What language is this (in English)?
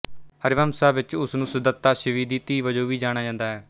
Punjabi